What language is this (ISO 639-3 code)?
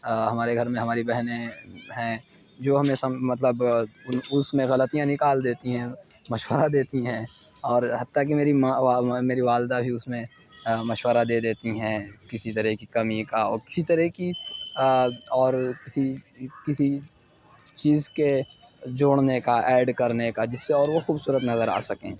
urd